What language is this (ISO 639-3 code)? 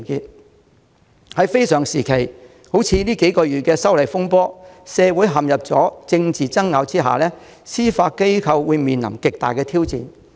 yue